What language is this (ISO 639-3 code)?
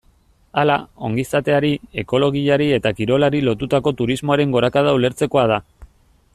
eus